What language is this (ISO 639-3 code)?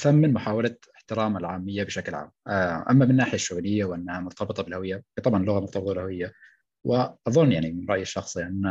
ara